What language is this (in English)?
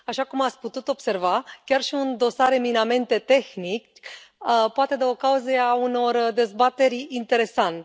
Romanian